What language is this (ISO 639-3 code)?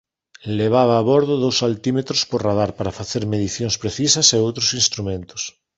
glg